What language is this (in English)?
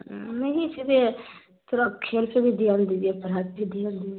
Urdu